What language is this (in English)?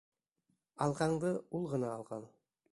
Bashkir